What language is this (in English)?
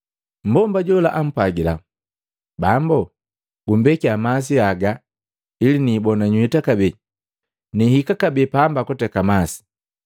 Matengo